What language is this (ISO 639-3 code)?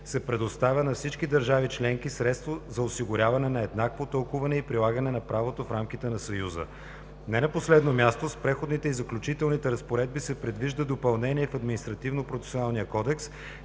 bul